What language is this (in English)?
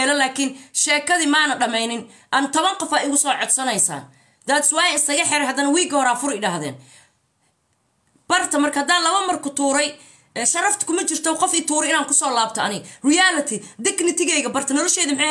Arabic